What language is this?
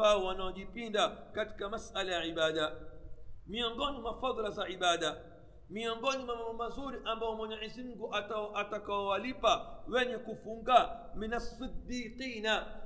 Swahili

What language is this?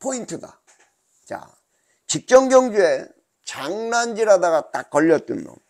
Korean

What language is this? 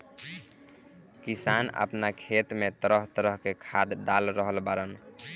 Bhojpuri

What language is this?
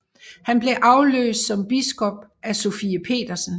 Danish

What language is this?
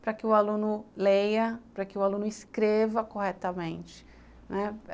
Portuguese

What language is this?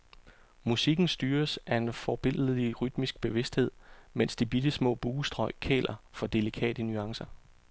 Danish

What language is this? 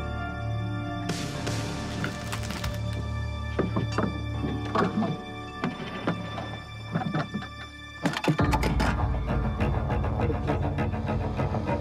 Turkish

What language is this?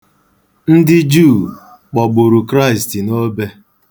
Igbo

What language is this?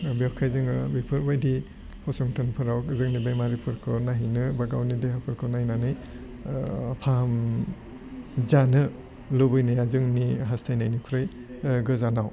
Bodo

